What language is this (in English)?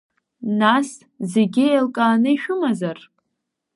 Abkhazian